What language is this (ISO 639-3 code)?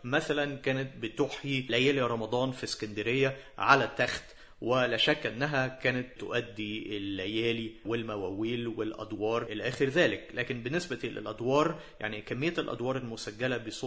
ara